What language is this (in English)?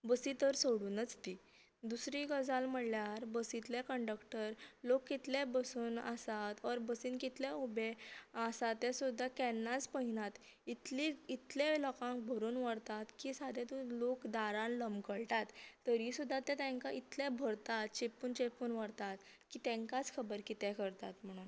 Konkani